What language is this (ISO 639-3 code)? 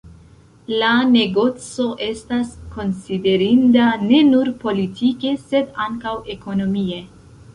epo